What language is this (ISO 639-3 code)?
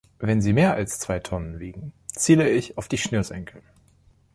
deu